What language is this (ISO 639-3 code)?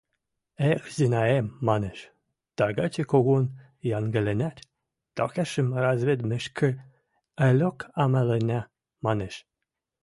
mrj